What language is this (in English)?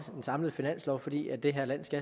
Danish